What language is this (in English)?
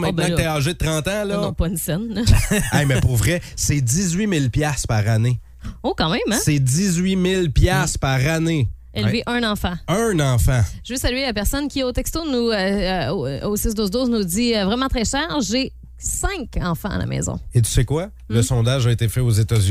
French